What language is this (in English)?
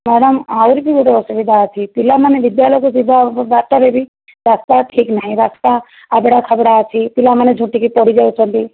Odia